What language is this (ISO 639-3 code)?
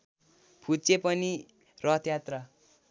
nep